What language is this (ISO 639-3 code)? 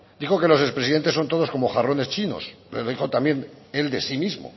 spa